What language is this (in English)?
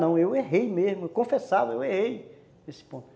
Portuguese